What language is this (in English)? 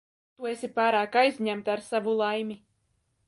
Latvian